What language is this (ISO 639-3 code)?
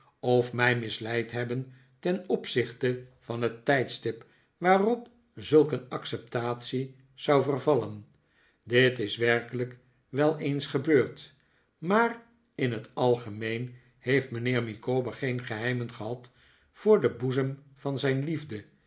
nld